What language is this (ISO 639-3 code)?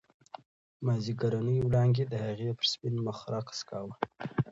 pus